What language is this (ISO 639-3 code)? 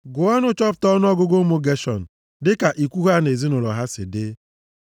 ibo